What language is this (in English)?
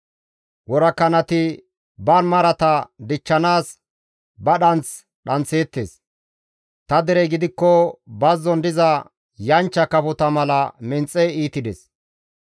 Gamo